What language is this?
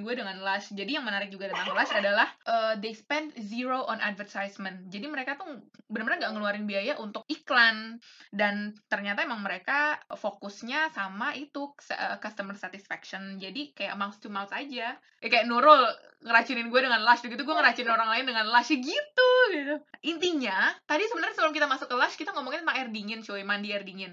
Indonesian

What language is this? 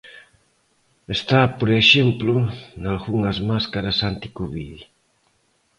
Galician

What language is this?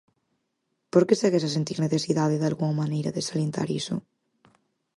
Galician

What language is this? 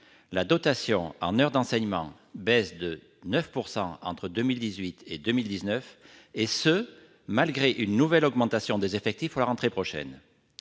French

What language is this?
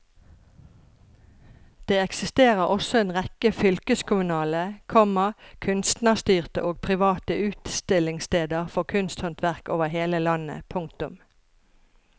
Norwegian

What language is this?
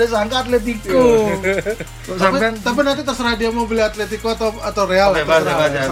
Indonesian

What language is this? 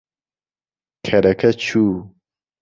Central Kurdish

